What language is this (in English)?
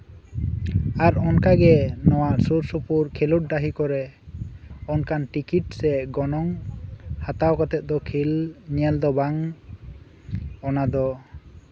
Santali